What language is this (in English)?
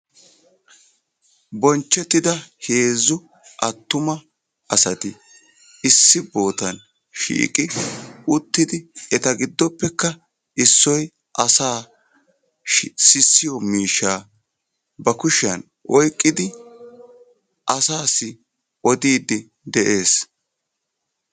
Wolaytta